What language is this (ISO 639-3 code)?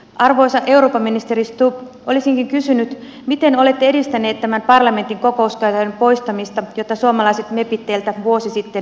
fin